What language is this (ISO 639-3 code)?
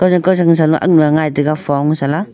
nnp